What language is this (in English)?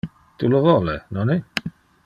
Interlingua